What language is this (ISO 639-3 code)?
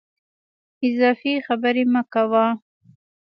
pus